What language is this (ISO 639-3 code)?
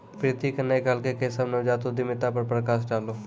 mai